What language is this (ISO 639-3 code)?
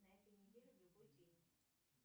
rus